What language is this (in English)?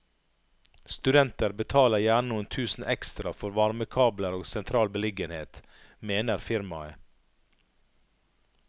Norwegian